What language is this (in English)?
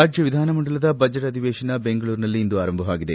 Kannada